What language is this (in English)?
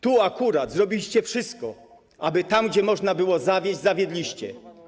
Polish